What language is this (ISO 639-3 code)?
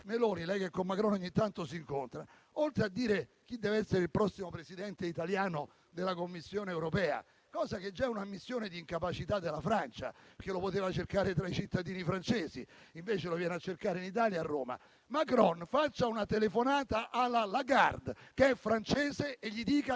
ita